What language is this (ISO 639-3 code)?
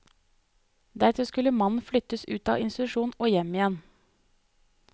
nor